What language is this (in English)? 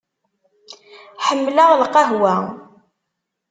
Kabyle